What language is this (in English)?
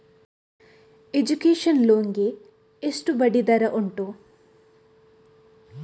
Kannada